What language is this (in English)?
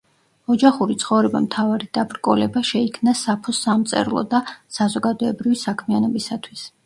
Georgian